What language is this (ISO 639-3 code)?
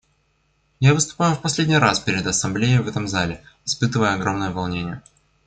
rus